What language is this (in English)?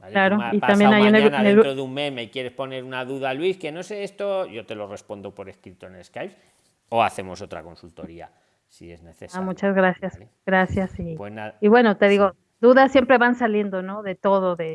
Spanish